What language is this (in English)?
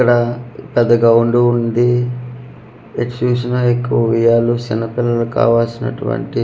Telugu